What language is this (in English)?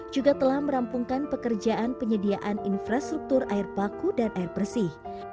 Indonesian